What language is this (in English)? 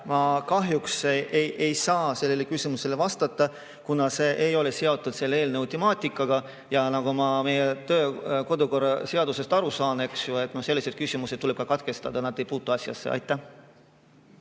Estonian